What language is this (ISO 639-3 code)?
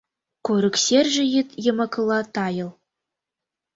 chm